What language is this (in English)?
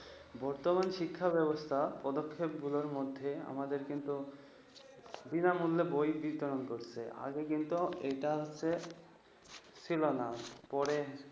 Bangla